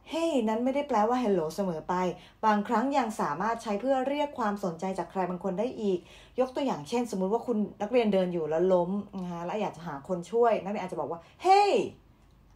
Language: Thai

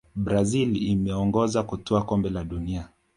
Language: Swahili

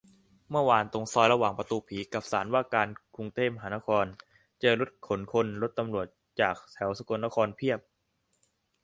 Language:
Thai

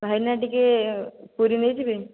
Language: Odia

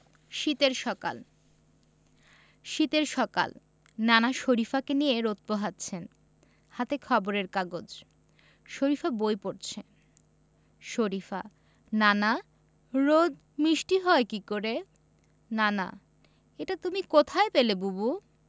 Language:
Bangla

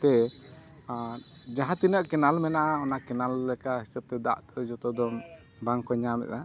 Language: Santali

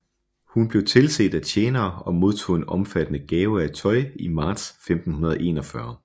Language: Danish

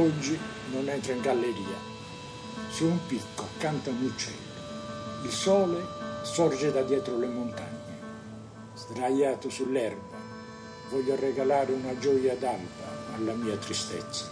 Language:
Italian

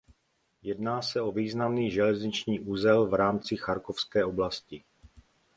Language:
Czech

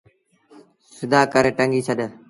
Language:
Sindhi Bhil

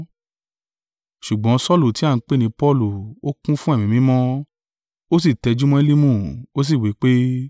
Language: Yoruba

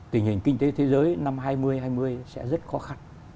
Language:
Vietnamese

